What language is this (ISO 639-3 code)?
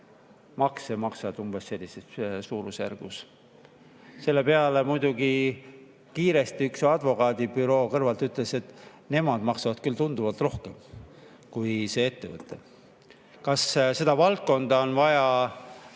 est